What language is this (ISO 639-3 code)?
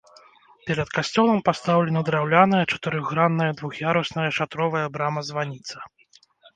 bel